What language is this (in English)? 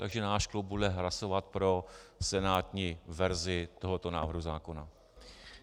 Czech